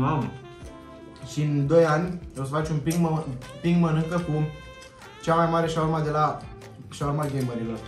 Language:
Romanian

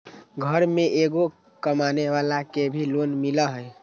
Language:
Magahi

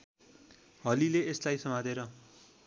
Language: Nepali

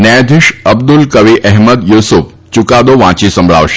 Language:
Gujarati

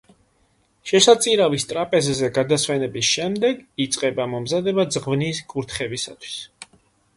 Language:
Georgian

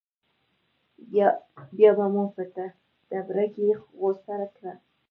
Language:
Pashto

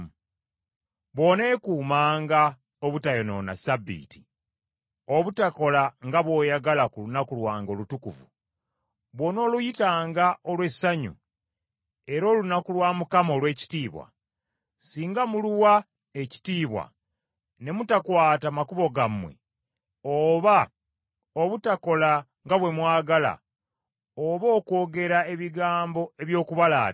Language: Ganda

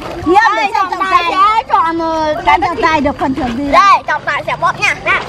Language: Vietnamese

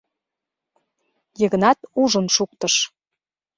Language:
Mari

